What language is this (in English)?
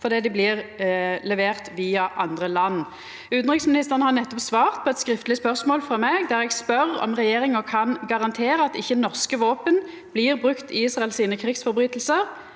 Norwegian